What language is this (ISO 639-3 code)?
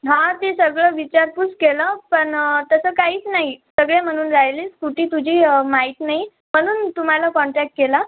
mar